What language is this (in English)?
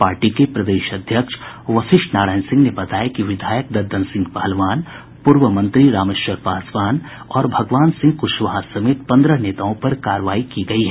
Hindi